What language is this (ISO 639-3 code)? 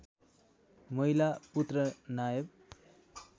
nep